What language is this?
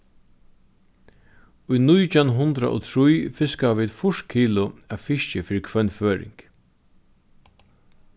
Faroese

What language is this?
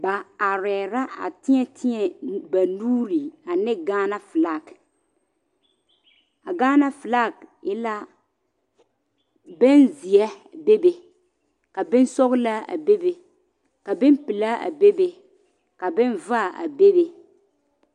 Southern Dagaare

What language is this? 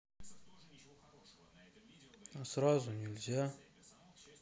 Russian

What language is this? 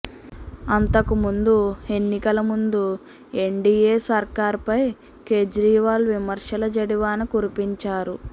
Telugu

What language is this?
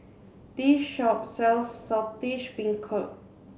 English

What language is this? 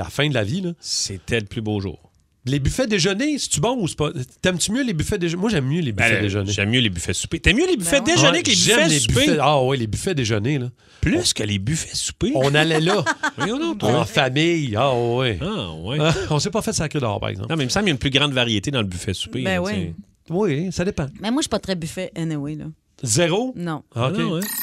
French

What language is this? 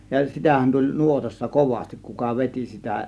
Finnish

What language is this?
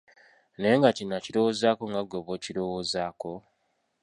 Ganda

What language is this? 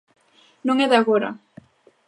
Galician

